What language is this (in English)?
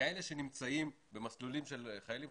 Hebrew